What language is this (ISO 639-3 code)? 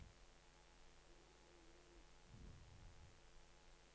nor